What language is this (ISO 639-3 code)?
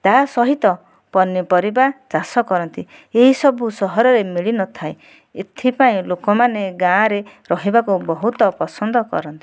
ori